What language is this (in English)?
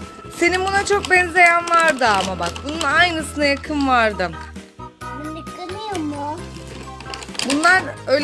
Turkish